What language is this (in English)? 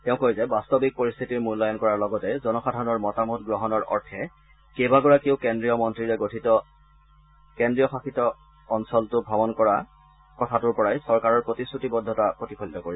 Assamese